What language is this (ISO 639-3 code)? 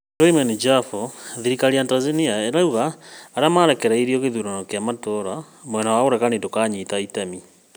kik